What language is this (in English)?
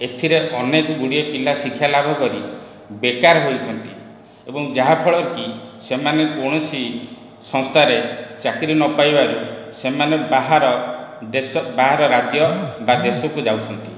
Odia